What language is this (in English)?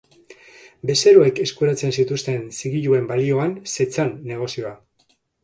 Basque